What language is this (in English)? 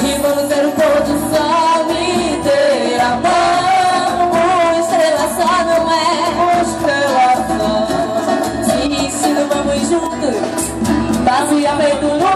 Arabic